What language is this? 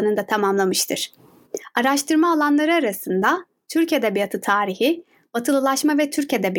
Turkish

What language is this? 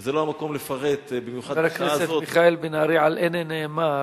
Hebrew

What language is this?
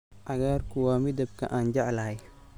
Somali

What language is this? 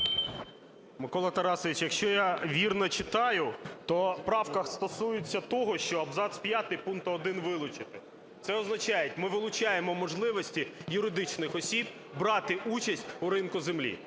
Ukrainian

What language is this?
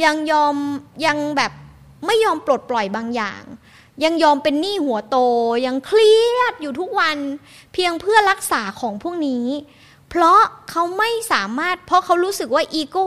Thai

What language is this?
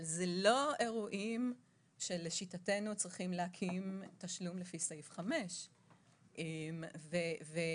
Hebrew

